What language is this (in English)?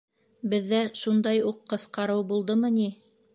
Bashkir